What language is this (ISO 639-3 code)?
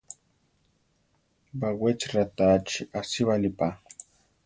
tar